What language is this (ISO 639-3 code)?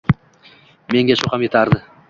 uzb